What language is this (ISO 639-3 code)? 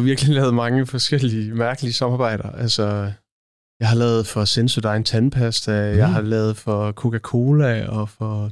dan